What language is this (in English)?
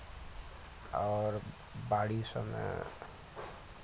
Maithili